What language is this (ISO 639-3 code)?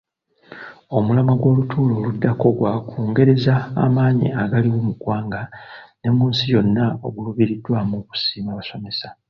lug